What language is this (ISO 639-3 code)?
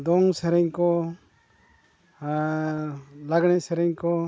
sat